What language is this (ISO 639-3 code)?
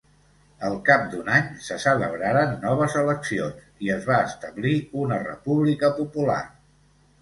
cat